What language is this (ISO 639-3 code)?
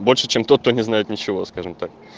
rus